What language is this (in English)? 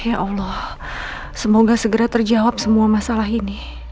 Indonesian